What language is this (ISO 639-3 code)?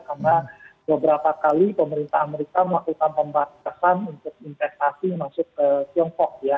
ind